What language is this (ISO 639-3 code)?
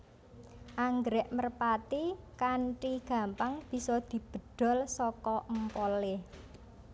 jav